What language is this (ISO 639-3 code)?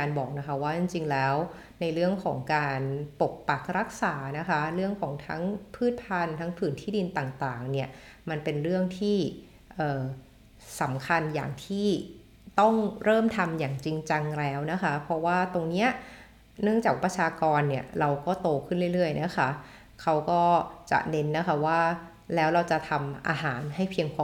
tha